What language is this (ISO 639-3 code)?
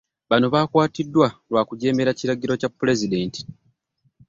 lug